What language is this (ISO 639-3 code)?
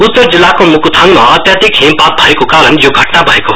nep